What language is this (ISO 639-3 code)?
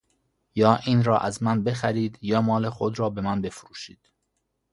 fas